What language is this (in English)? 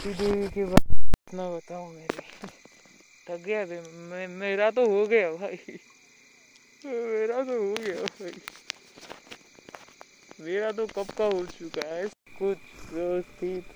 Marathi